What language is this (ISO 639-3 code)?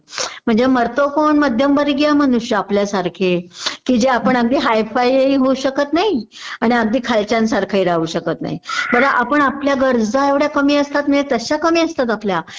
mar